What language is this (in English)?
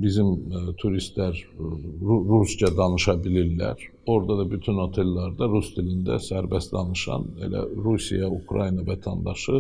Turkish